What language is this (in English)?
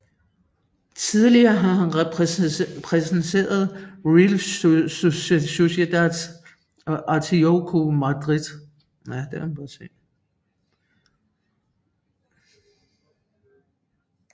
Danish